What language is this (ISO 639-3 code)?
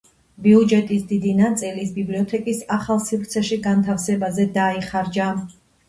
kat